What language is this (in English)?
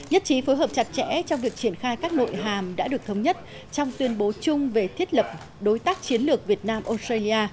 Vietnamese